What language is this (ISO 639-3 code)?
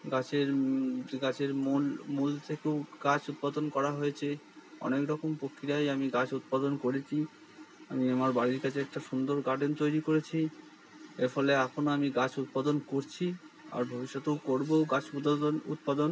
ben